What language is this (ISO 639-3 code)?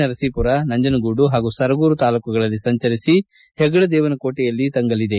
kan